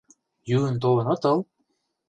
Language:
Mari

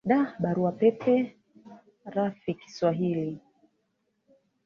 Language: Swahili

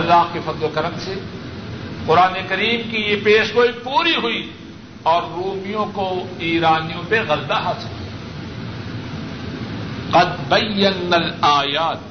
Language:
Urdu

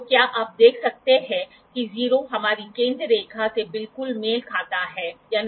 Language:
Hindi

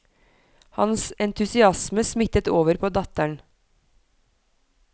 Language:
Norwegian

